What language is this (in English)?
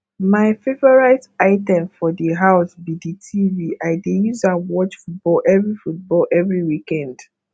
Nigerian Pidgin